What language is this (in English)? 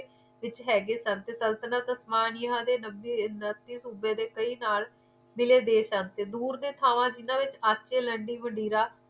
Punjabi